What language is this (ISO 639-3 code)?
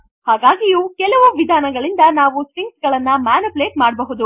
kan